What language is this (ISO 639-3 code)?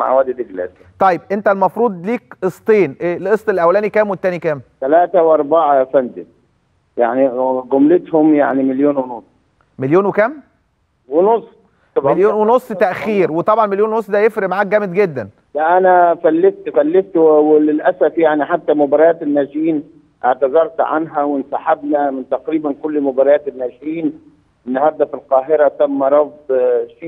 ara